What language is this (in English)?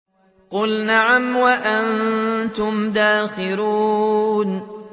Arabic